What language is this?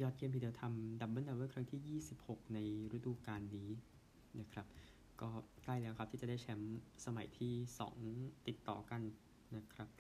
Thai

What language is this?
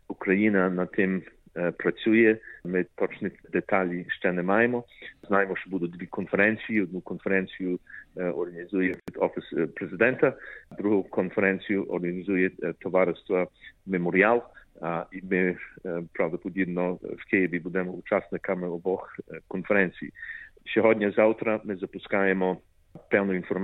Ukrainian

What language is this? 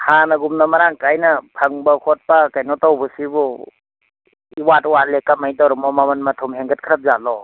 Manipuri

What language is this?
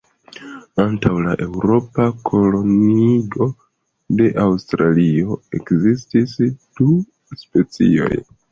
Esperanto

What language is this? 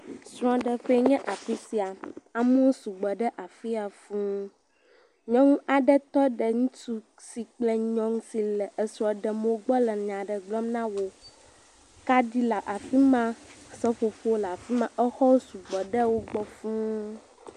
Ewe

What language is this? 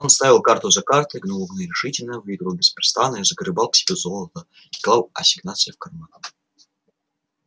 Russian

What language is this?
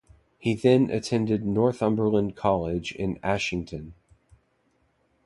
English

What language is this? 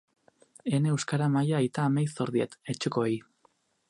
Basque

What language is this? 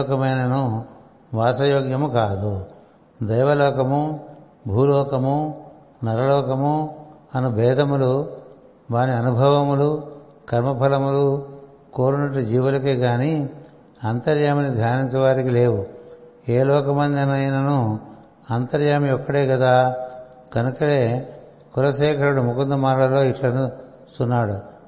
Telugu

